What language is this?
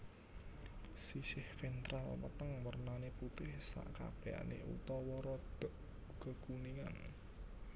Javanese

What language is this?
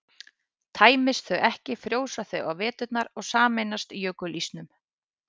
Icelandic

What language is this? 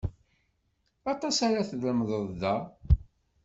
Kabyle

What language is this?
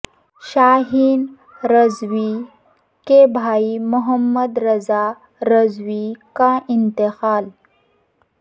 Urdu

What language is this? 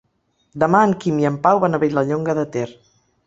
Catalan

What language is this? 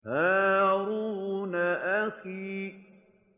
Arabic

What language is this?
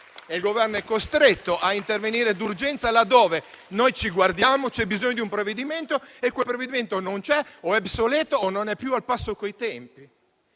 Italian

